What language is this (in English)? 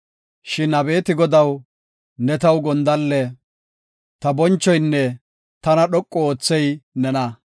Gofa